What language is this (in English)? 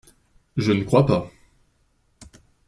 French